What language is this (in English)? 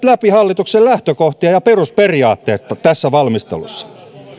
Finnish